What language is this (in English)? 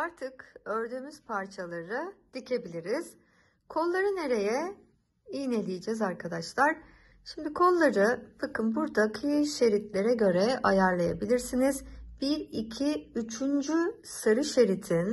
Turkish